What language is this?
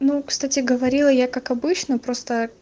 Russian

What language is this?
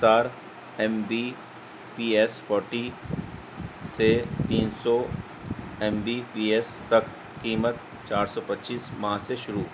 Urdu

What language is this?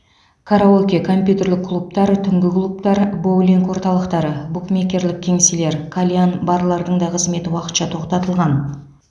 Kazakh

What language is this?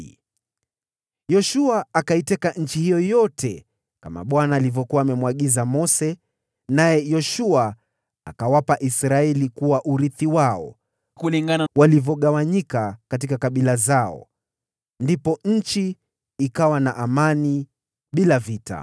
Swahili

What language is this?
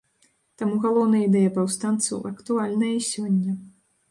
Belarusian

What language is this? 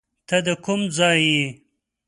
Pashto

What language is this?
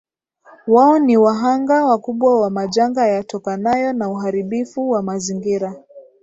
Swahili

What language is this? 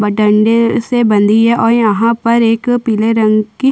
Hindi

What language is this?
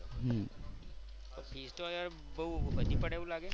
Gujarati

